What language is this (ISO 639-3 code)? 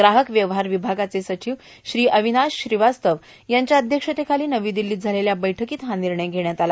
mar